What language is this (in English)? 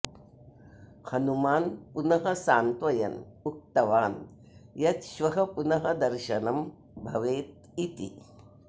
Sanskrit